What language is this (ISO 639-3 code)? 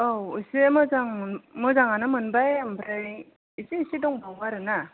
brx